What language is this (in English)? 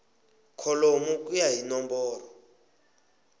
Tsonga